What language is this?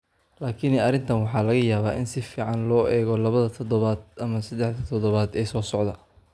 Somali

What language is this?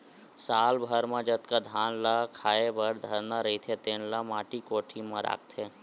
Chhattisgarhi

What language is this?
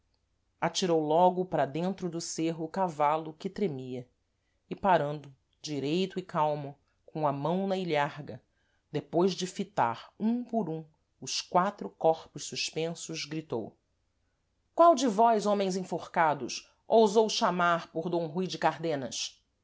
Portuguese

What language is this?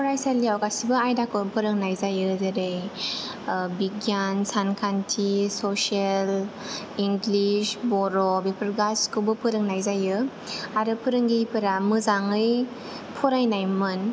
Bodo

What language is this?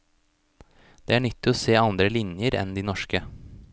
Norwegian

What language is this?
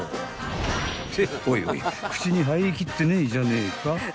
Japanese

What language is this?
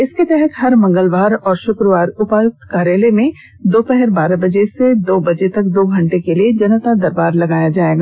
Hindi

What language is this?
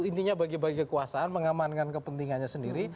Indonesian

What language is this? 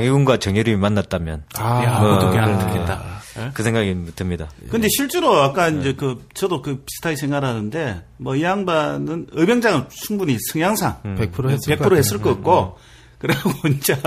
Korean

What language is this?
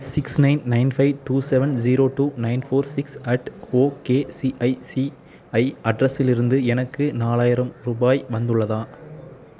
Tamil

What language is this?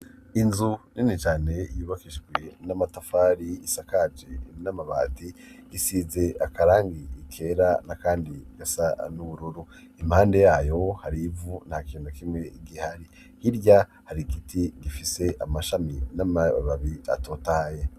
Rundi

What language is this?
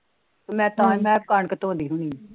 Punjabi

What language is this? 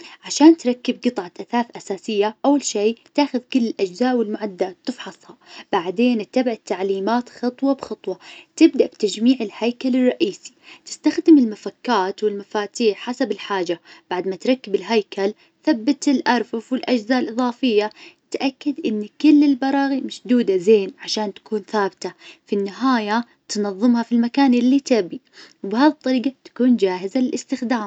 Najdi Arabic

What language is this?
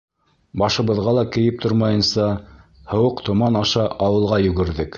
Bashkir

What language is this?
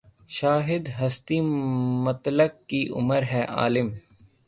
Urdu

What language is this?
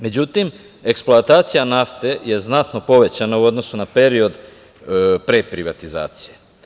Serbian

